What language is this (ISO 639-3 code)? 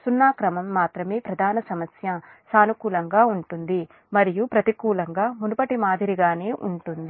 tel